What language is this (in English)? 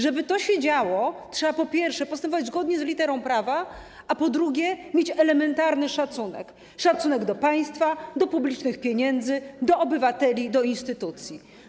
Polish